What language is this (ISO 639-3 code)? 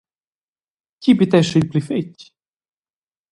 roh